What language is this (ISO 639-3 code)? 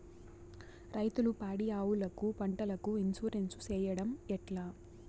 tel